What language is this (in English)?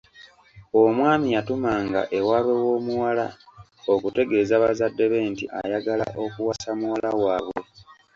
Ganda